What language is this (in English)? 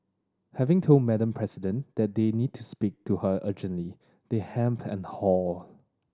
English